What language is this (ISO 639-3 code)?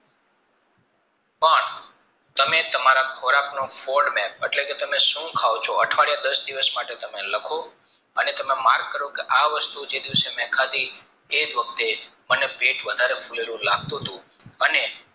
guj